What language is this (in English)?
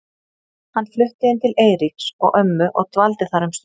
Icelandic